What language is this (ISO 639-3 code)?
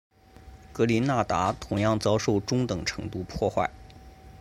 zho